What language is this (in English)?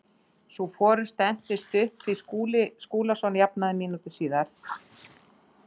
Icelandic